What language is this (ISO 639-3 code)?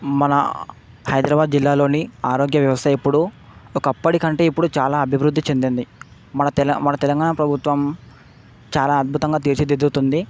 tel